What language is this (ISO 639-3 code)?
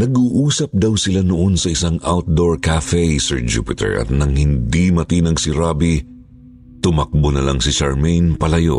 fil